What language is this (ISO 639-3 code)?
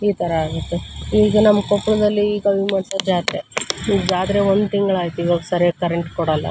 kan